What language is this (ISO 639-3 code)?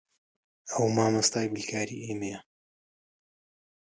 ckb